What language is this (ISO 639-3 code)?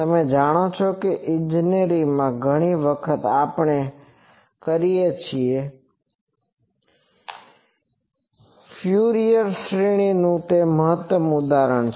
guj